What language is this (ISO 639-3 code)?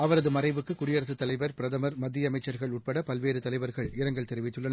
tam